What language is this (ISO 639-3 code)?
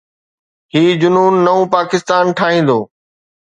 snd